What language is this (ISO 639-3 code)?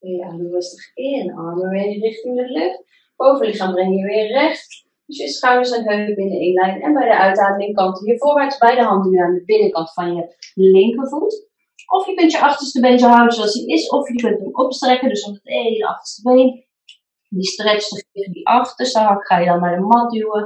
nld